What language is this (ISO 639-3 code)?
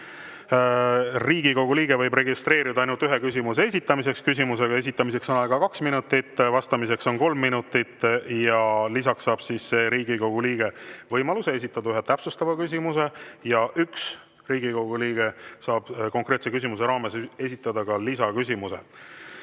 est